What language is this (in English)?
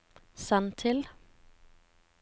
Norwegian